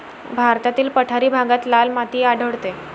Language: Marathi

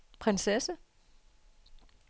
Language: Danish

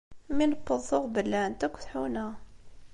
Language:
Kabyle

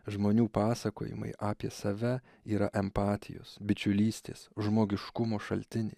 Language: Lithuanian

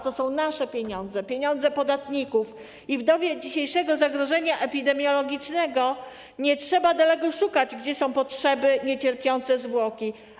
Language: Polish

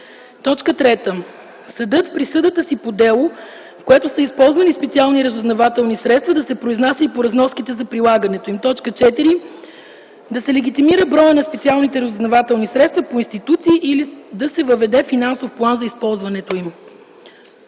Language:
Bulgarian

